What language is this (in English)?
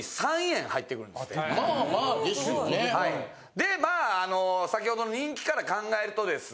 Japanese